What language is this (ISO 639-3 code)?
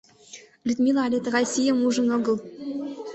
chm